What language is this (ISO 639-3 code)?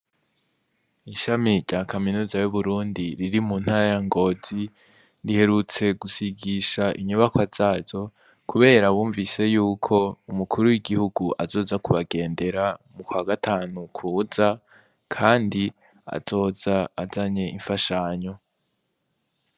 run